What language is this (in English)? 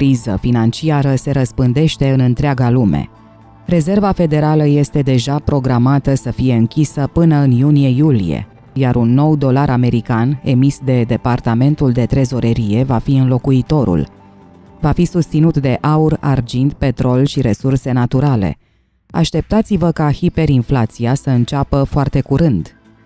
Romanian